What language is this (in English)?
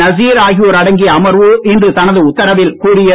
Tamil